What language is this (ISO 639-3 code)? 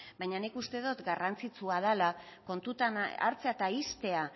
eus